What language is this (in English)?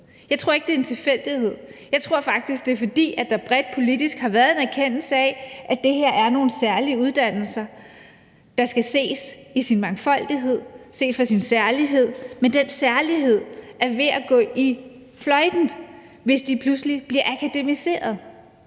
Danish